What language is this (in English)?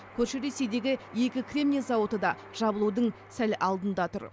Kazakh